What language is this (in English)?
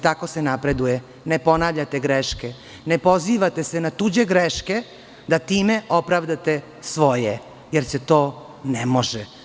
Serbian